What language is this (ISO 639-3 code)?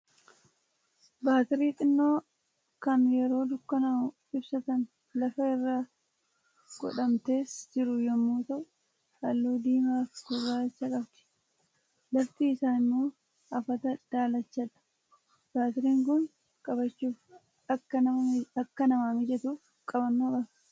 orm